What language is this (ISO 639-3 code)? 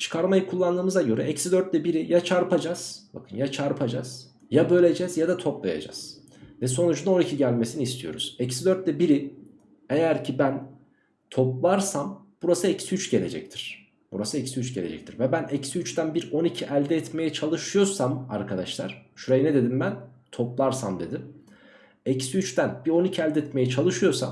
tur